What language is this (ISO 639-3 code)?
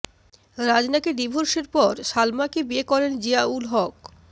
ben